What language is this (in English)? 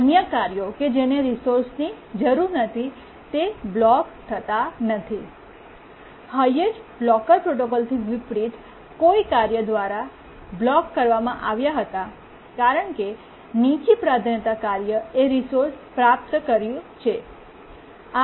Gujarati